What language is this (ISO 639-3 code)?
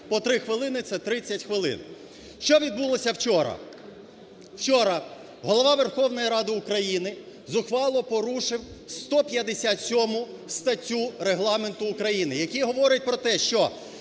ukr